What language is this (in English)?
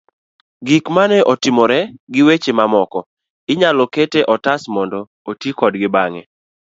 Luo (Kenya and Tanzania)